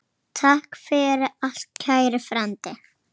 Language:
Icelandic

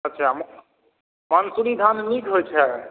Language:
Maithili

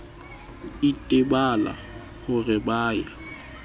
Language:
Southern Sotho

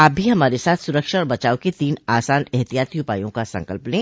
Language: Hindi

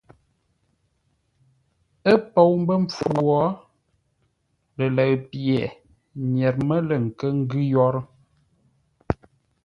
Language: Ngombale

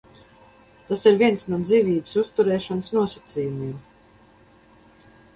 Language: Latvian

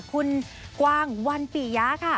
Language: Thai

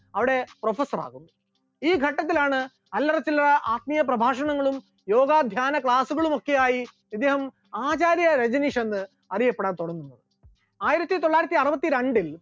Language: Malayalam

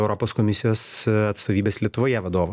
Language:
Lithuanian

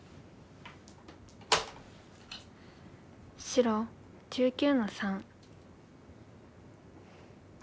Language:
Japanese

